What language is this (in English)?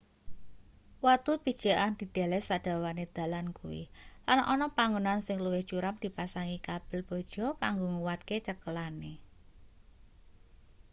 Javanese